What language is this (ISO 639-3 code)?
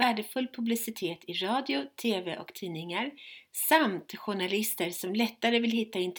swe